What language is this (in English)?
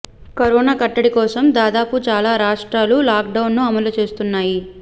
Telugu